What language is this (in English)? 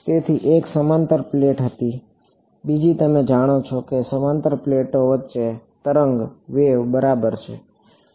Gujarati